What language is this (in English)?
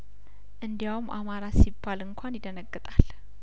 Amharic